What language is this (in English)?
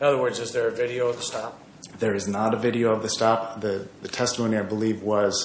English